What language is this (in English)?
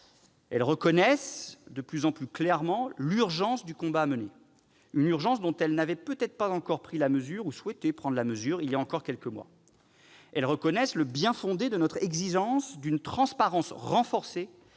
French